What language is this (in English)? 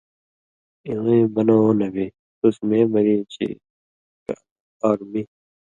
Indus Kohistani